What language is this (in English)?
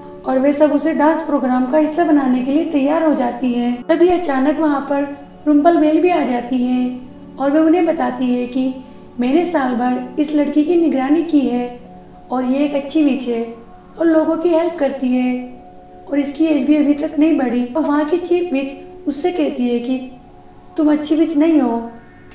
Hindi